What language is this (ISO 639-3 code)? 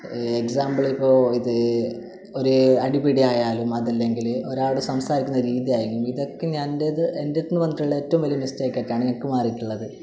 mal